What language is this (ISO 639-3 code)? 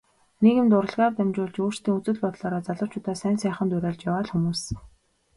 mon